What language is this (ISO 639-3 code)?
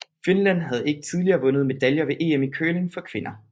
dan